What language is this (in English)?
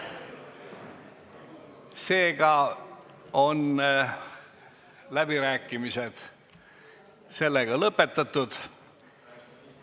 Estonian